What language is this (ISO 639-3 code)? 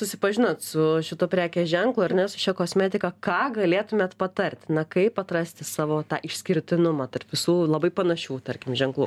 lit